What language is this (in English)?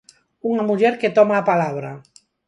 Galician